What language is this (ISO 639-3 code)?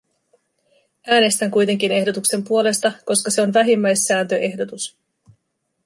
fin